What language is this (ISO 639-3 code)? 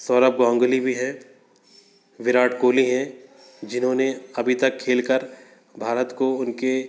hin